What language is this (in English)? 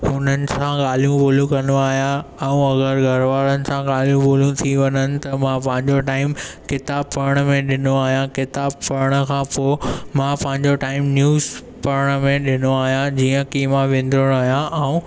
Sindhi